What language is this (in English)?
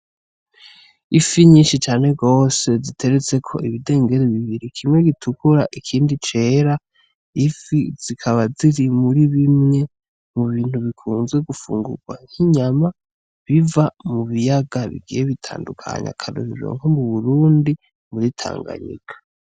Rundi